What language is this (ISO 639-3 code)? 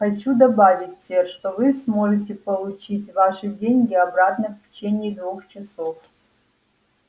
rus